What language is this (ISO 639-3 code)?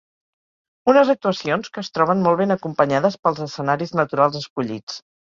cat